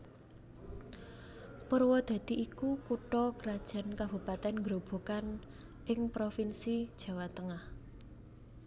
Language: Javanese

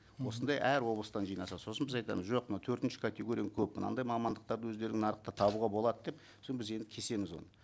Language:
Kazakh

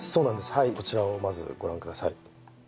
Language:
Japanese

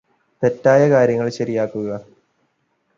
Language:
Malayalam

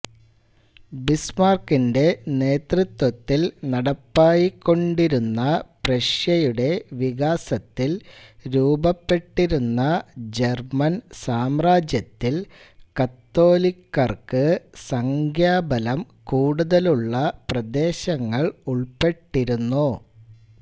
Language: Malayalam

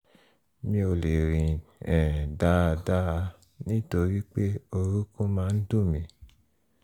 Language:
Yoruba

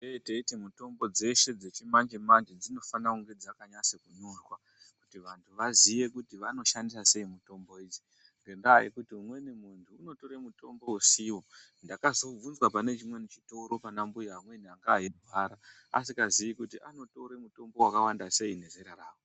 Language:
Ndau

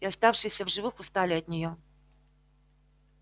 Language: Russian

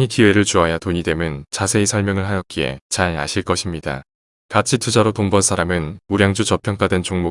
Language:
Korean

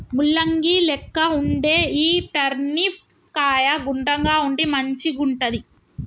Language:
Telugu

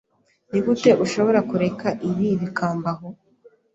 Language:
Kinyarwanda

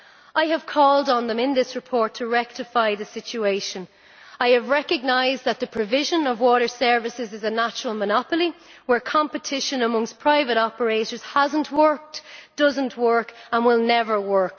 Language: English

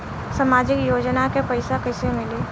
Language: Bhojpuri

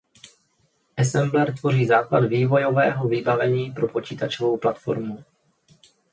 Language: Czech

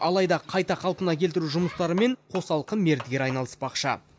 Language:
Kazakh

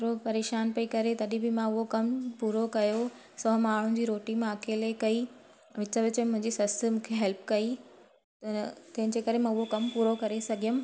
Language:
Sindhi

